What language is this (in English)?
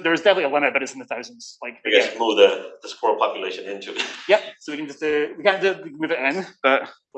English